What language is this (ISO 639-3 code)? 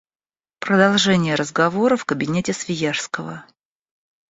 rus